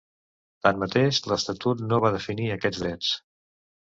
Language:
Catalan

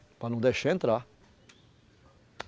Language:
Portuguese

